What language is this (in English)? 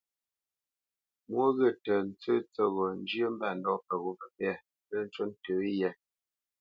Bamenyam